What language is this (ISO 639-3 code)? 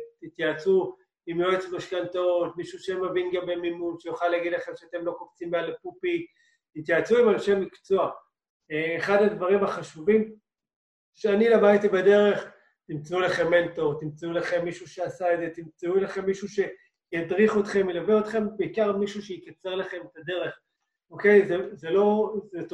heb